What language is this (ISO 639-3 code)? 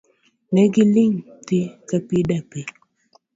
luo